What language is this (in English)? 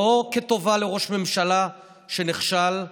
Hebrew